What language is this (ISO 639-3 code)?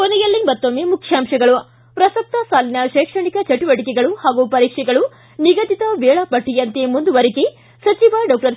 kan